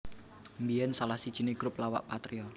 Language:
Javanese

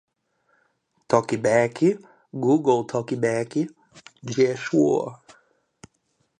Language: Portuguese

